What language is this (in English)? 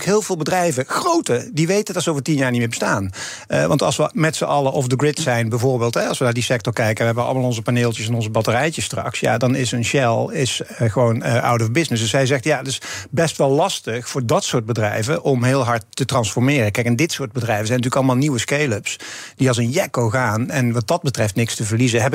Dutch